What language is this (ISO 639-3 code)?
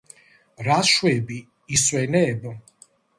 kat